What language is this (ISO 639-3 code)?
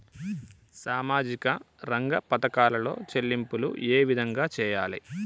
tel